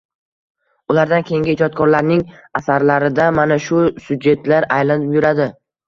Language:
Uzbek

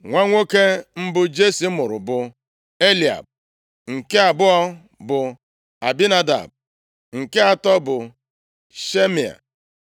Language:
Igbo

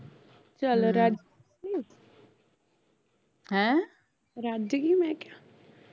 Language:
Punjabi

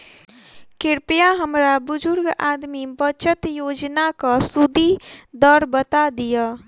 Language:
Maithili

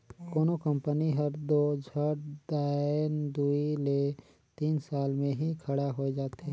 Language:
Chhattisgarhi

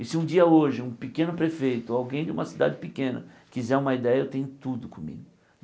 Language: Portuguese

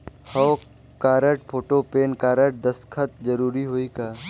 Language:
Chhattisgarhi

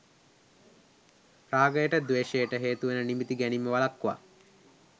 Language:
Sinhala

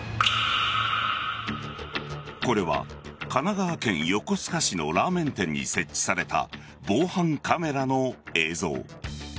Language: Japanese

